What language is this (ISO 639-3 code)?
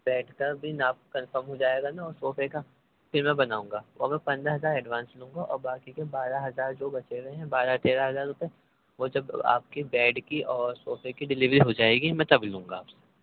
urd